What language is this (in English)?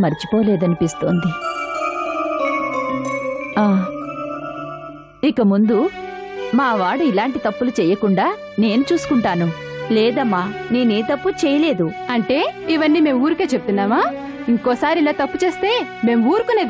Hindi